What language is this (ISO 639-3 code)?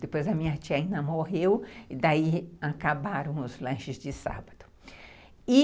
por